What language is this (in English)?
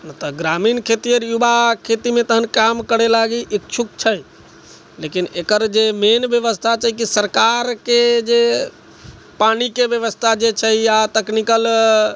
Maithili